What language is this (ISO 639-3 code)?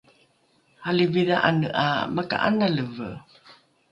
dru